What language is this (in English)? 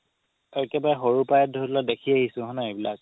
Assamese